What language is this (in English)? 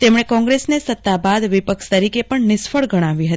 Gujarati